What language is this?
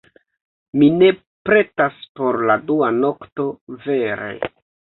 Esperanto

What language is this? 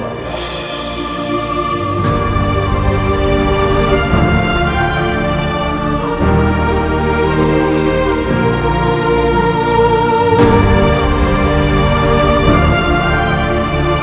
Indonesian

